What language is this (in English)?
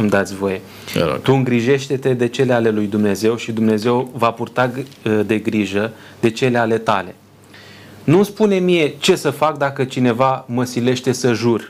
Romanian